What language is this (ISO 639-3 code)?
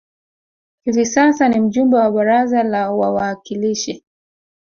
swa